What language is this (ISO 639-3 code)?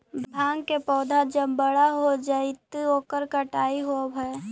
mag